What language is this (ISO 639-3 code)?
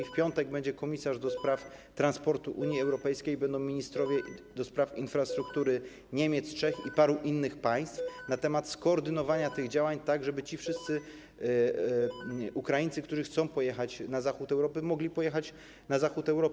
pol